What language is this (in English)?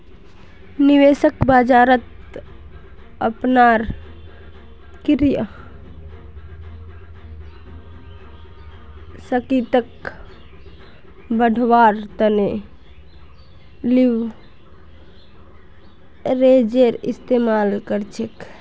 Magahi